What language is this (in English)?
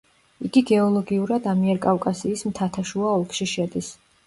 Georgian